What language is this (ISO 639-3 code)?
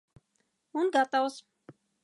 lav